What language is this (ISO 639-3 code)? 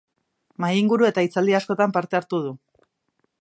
eus